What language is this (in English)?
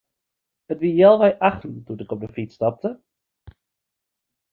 Western Frisian